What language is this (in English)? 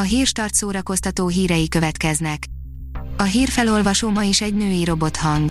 Hungarian